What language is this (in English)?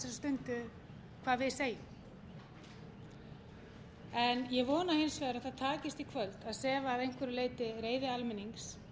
Icelandic